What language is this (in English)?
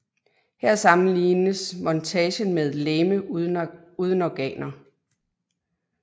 Danish